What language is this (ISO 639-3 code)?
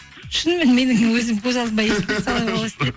kaz